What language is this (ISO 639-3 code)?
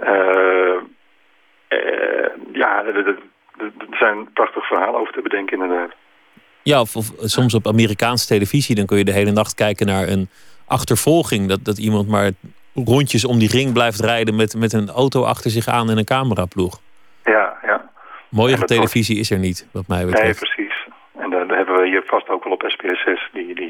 nld